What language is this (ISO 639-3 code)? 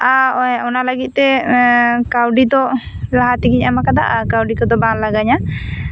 sat